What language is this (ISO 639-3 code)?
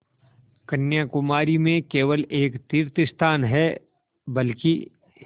hin